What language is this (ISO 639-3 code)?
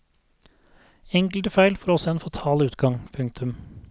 nor